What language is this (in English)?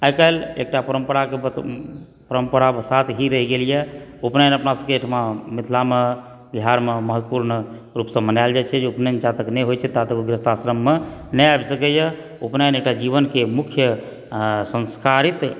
Maithili